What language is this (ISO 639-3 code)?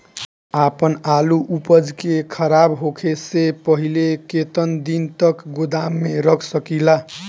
bho